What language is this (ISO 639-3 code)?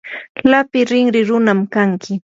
qur